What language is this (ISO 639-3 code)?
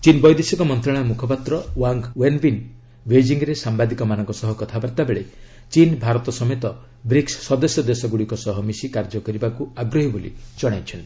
ori